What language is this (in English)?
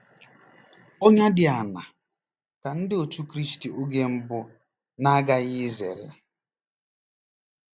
Igbo